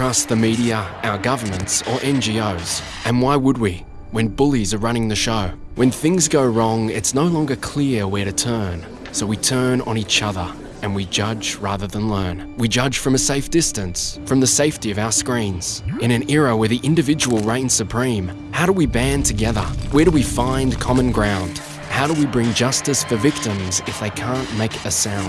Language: English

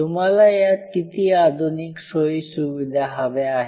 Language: Marathi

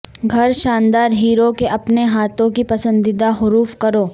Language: Urdu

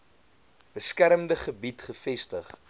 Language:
Afrikaans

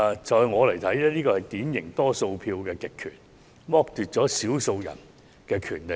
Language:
Cantonese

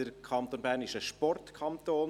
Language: Swiss German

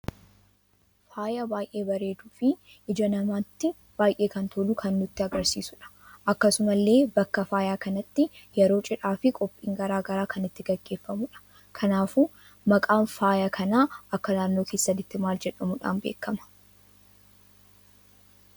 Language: Oromo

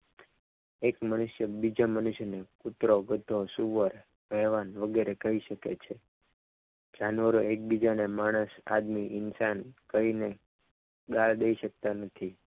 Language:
Gujarati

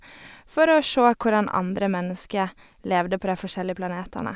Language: Norwegian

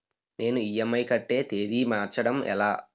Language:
Telugu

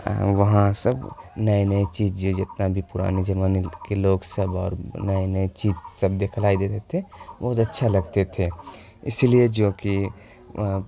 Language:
Urdu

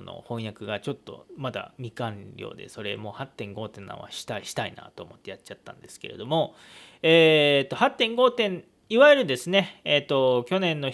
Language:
Japanese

